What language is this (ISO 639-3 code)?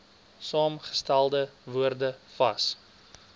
afr